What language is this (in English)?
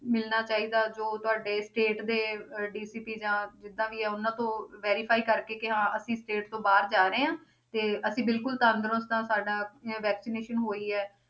Punjabi